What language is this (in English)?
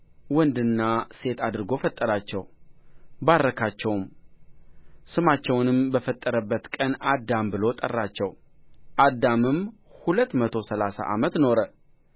Amharic